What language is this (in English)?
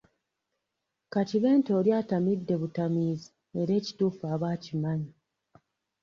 Ganda